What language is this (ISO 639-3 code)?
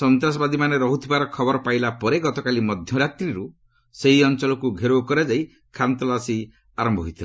ori